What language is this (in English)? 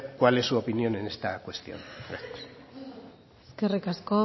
Spanish